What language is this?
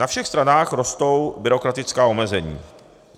Czech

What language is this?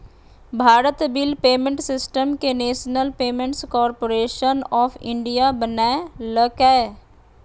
Magahi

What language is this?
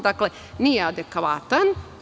Serbian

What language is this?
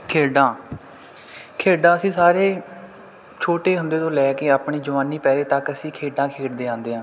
Punjabi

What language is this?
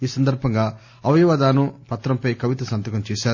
Telugu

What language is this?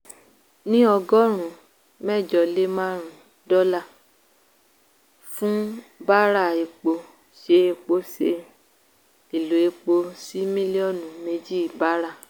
Yoruba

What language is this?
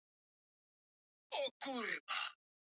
Icelandic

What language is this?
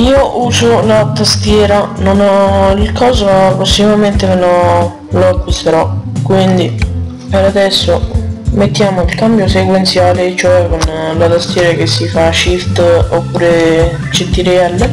Italian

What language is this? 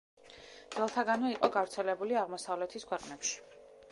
Georgian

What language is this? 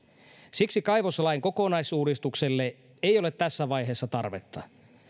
Finnish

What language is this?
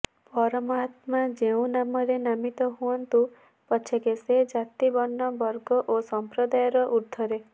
Odia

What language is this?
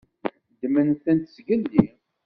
Kabyle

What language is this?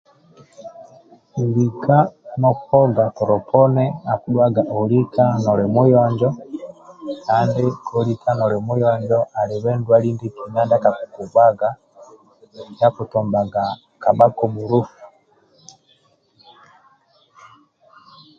Amba (Uganda)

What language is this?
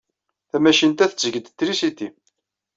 Kabyle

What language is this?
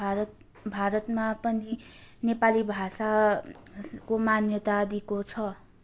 Nepali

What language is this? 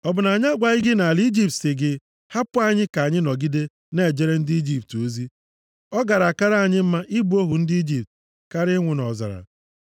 Igbo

